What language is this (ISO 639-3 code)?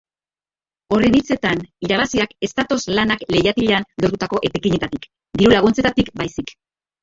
eus